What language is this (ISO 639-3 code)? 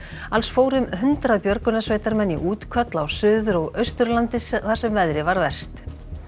isl